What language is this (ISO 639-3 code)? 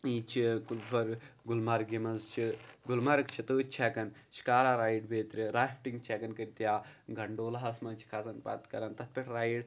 kas